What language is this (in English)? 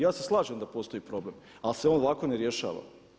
Croatian